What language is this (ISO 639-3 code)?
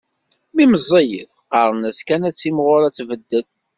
kab